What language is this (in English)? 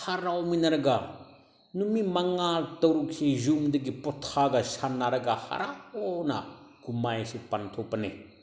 Manipuri